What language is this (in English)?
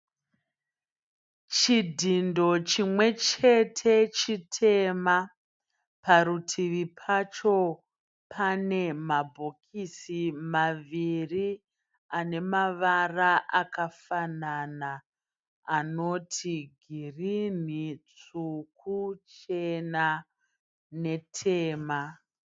Shona